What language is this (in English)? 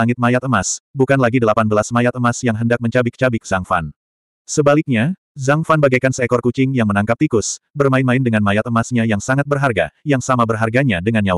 Indonesian